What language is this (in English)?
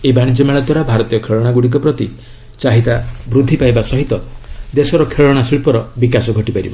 Odia